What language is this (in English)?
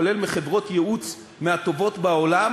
Hebrew